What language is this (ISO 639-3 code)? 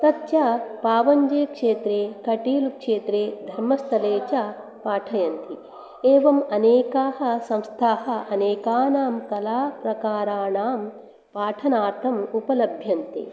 san